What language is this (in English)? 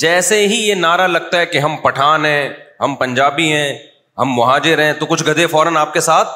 Urdu